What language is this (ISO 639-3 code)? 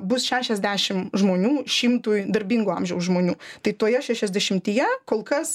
lit